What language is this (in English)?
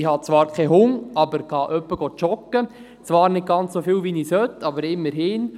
Swiss German